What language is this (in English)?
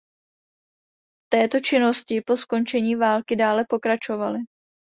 Czech